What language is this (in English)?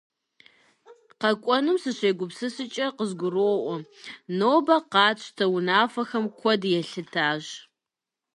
Kabardian